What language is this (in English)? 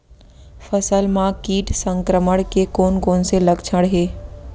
Chhattisgarhi